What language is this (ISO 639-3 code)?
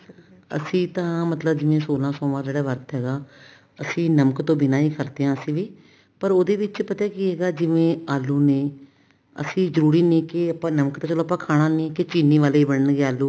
pan